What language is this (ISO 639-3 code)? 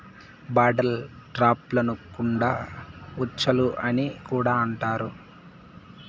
tel